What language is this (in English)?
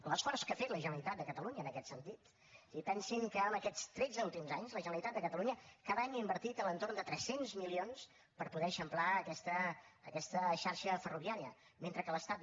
Catalan